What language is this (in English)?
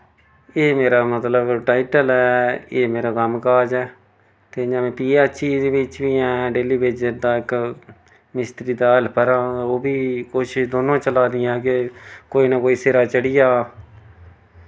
Dogri